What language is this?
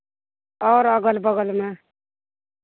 Maithili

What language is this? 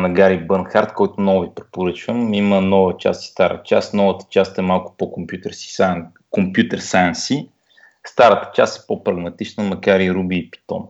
Bulgarian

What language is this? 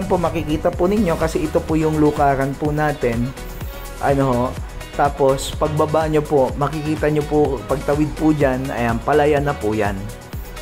Filipino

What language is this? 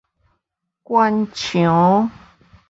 Min Nan Chinese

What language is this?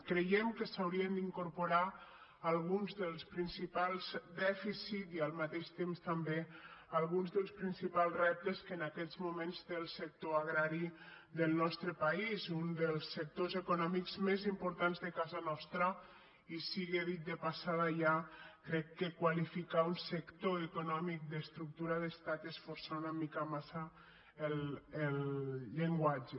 Catalan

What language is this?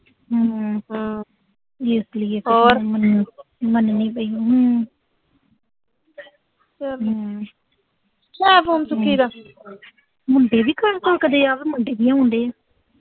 Punjabi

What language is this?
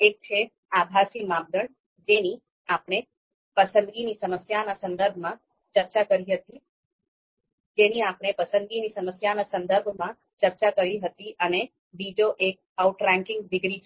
Gujarati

